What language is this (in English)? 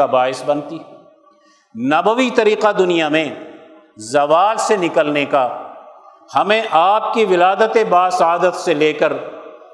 Urdu